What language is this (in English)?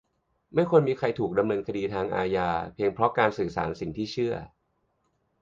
Thai